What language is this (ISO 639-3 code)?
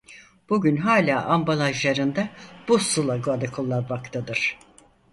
tur